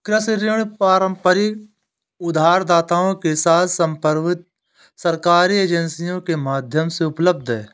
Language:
Hindi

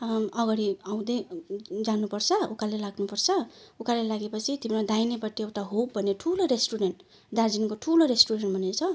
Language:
Nepali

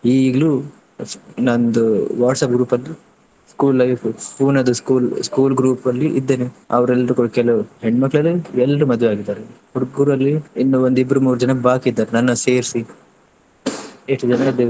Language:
Kannada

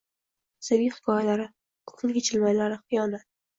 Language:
Uzbek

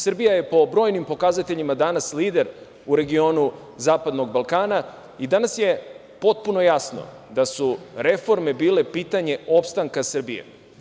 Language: Serbian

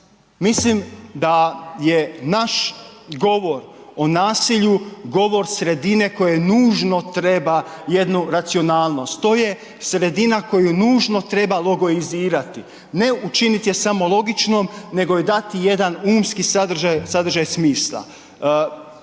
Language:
Croatian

